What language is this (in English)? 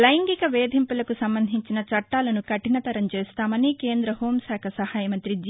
Telugu